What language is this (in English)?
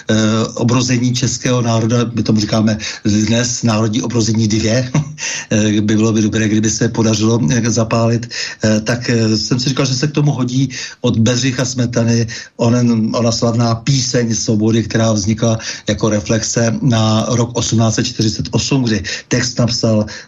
Czech